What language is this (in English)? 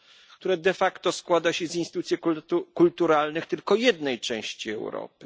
Polish